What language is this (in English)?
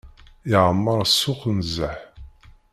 Kabyle